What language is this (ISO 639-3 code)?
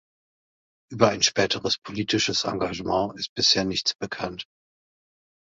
deu